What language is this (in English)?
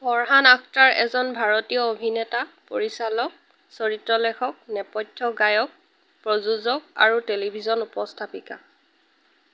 Assamese